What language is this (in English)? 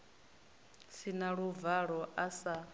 Venda